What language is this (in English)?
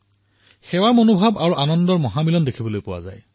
Assamese